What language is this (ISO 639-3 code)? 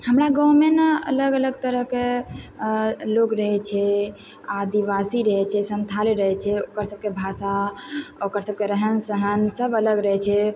mai